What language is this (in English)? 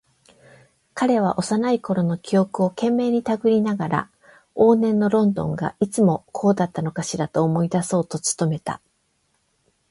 Japanese